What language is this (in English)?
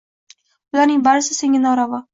Uzbek